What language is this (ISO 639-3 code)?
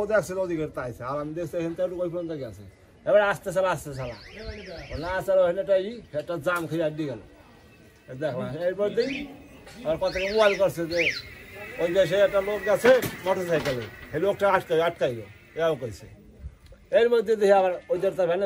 hin